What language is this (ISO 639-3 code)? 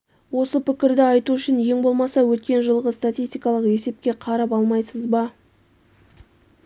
kaz